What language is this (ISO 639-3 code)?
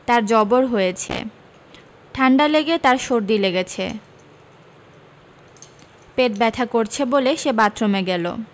ben